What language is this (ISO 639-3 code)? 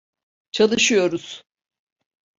tur